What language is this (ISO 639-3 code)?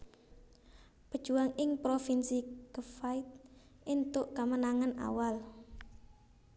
jav